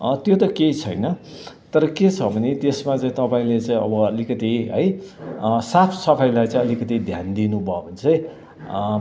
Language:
Nepali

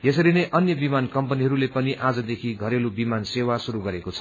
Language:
Nepali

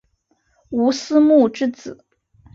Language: Chinese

